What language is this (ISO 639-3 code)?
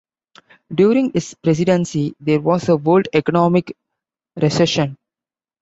eng